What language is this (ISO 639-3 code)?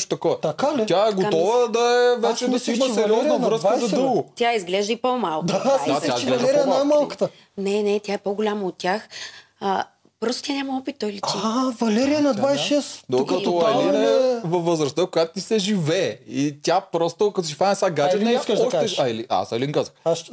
bul